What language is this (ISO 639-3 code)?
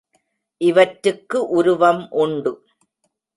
tam